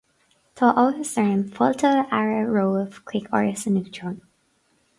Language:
Irish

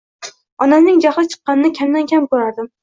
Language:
Uzbek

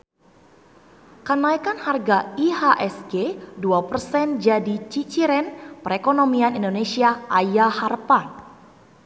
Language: Sundanese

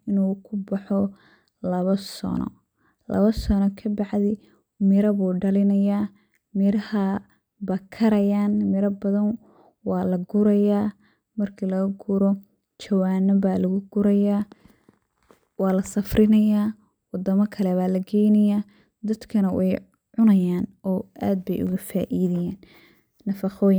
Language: Somali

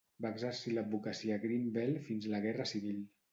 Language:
Catalan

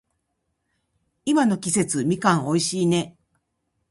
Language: Japanese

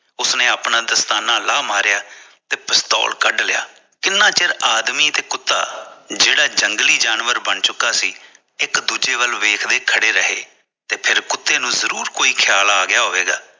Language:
Punjabi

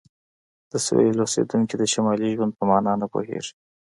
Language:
Pashto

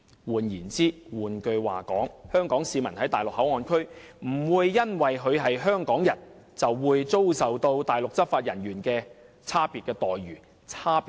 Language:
Cantonese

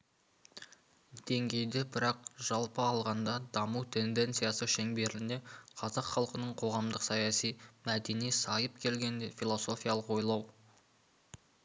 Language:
Kazakh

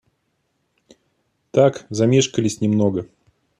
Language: Russian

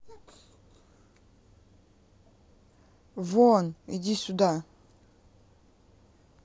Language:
Russian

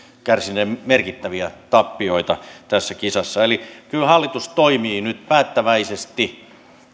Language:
Finnish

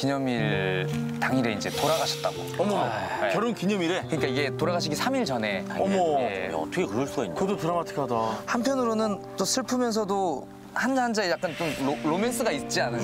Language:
Korean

